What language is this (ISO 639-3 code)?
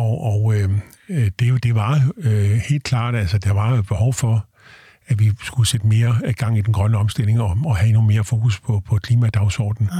dan